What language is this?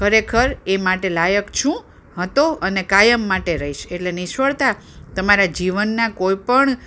Gujarati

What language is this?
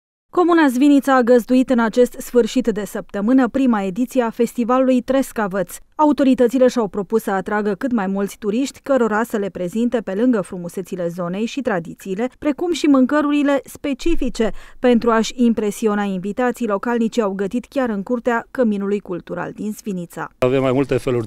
Romanian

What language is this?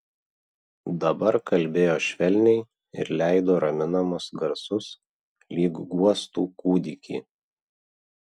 Lithuanian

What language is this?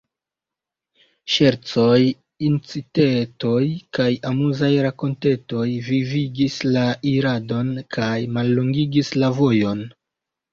Esperanto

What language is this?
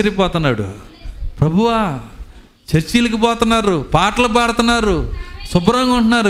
Telugu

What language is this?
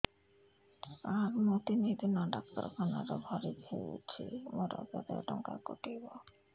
Odia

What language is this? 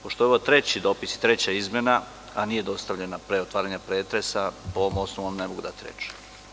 Serbian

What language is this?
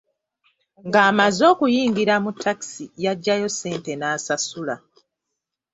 Ganda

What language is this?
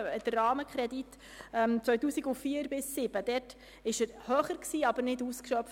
Swiss German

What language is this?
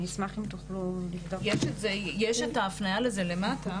Hebrew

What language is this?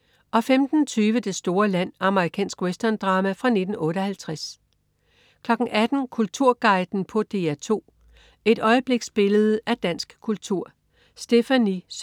Danish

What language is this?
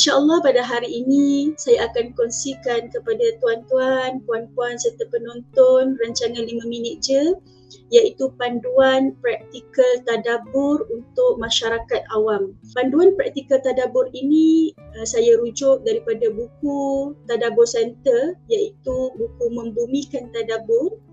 Malay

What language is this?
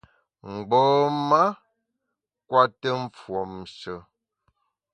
Bamun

